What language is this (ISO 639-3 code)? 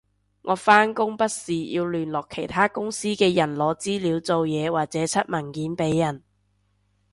yue